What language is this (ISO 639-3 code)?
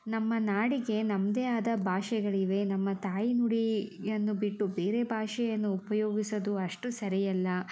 kan